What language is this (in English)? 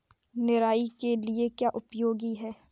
Hindi